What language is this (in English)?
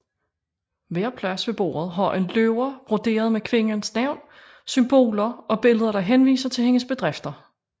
Danish